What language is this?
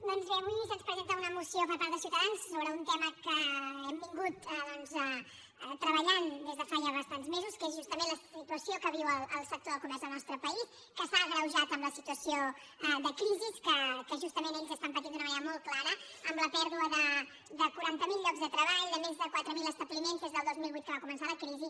Catalan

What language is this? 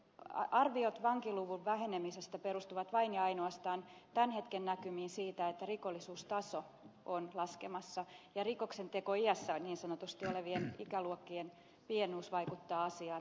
Finnish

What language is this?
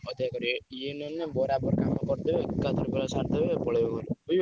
Odia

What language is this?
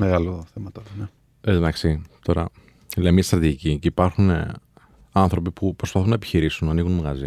Greek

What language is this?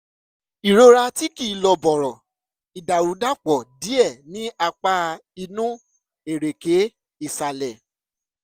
Yoruba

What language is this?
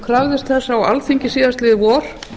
Icelandic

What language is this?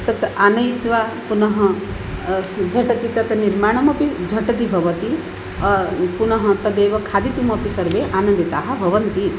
Sanskrit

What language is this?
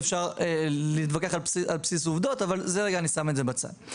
Hebrew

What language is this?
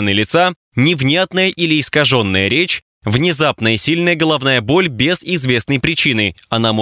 Russian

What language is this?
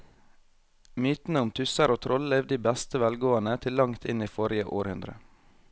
Norwegian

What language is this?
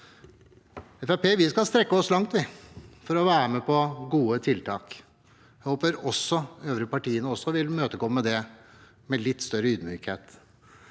Norwegian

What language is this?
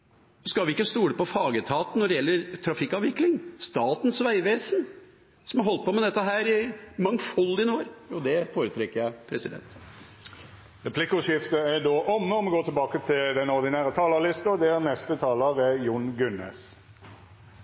Norwegian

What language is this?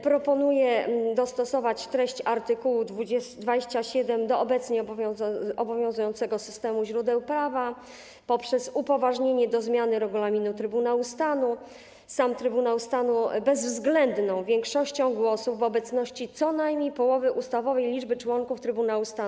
Polish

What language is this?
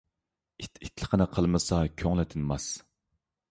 Uyghur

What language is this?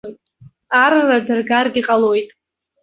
Abkhazian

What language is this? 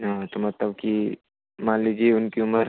Hindi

